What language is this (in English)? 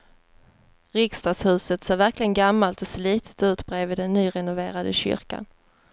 Swedish